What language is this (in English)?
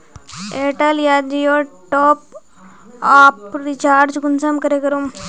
Magahi